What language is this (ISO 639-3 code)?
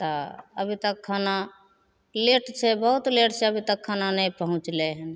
mai